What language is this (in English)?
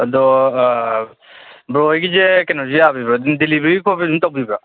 Manipuri